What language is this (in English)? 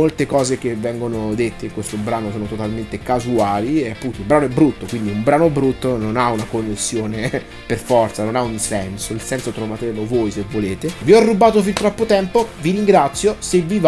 Italian